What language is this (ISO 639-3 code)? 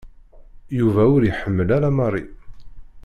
kab